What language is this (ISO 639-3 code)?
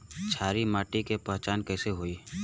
bho